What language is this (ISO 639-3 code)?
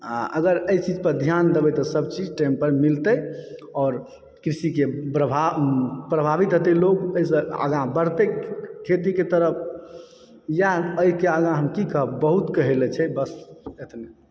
mai